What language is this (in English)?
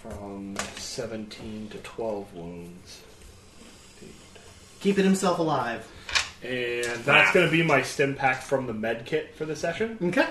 English